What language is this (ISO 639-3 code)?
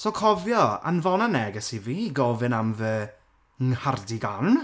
cym